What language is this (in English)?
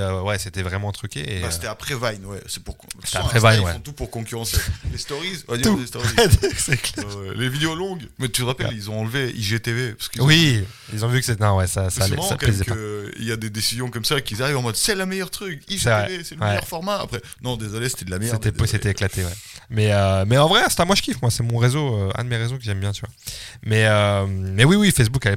French